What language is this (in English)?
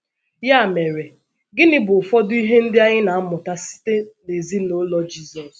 Igbo